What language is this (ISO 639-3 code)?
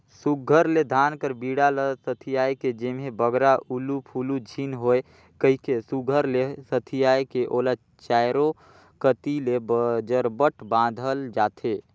hne